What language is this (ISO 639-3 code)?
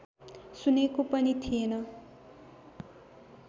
nep